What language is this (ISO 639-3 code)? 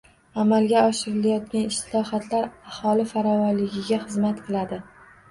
uzb